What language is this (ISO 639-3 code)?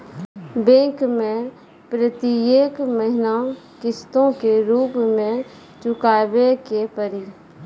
mai